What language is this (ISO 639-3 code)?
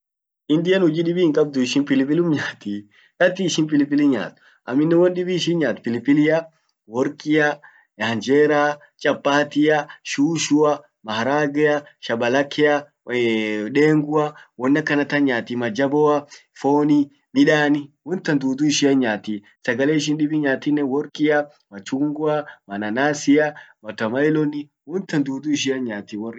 orc